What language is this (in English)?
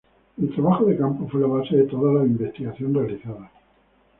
Spanish